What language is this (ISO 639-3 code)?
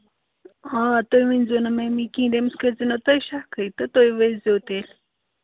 kas